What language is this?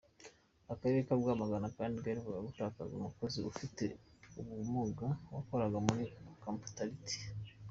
Kinyarwanda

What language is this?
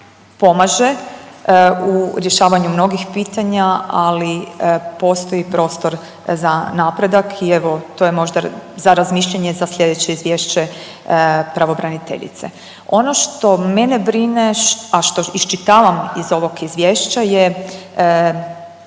Croatian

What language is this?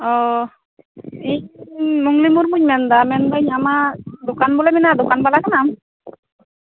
Santali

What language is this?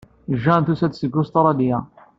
Kabyle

